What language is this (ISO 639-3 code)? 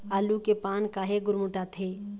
hne